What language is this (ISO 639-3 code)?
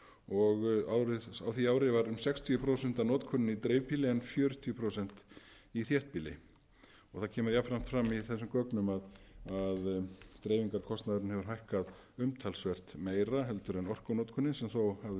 isl